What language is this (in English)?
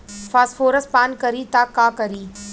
Bhojpuri